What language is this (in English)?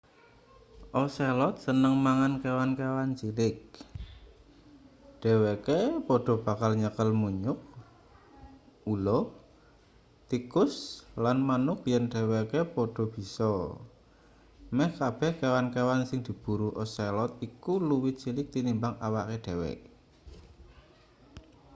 Javanese